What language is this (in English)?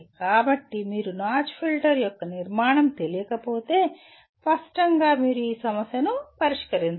Telugu